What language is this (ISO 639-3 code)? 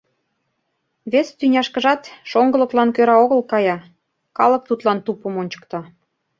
chm